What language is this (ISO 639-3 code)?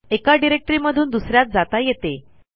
mar